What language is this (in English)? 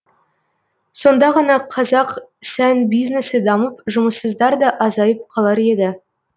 Kazakh